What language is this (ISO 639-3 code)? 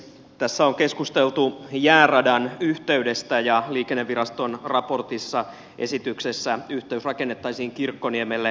fin